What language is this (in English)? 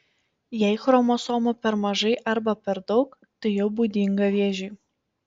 Lithuanian